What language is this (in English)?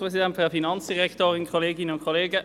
Swiss German